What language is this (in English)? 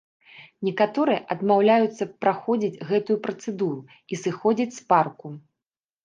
Belarusian